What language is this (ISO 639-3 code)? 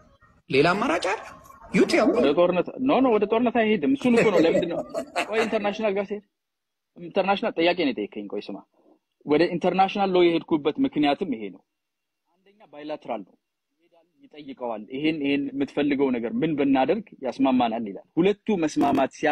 ara